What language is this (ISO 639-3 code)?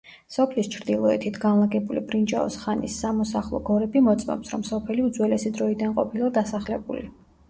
kat